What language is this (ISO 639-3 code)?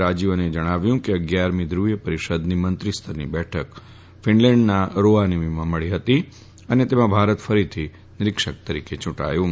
guj